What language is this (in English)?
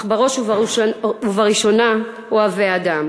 Hebrew